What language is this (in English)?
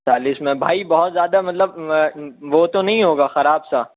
Urdu